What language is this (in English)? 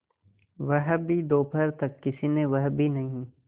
Hindi